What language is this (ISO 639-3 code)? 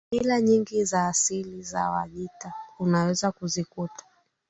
swa